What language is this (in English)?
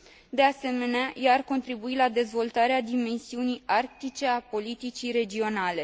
Romanian